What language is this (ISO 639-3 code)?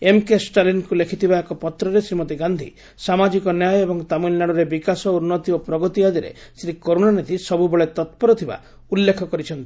ori